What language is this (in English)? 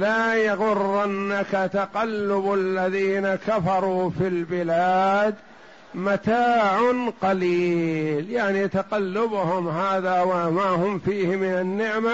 Arabic